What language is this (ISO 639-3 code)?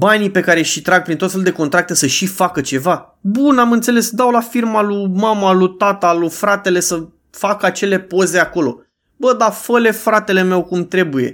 ron